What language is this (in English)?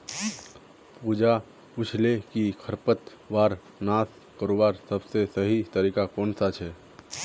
Magahi